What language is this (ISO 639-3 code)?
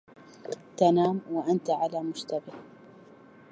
ara